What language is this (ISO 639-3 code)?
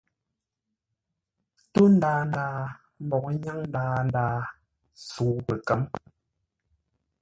nla